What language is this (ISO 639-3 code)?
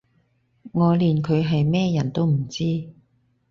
yue